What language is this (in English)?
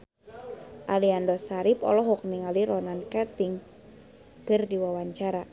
Sundanese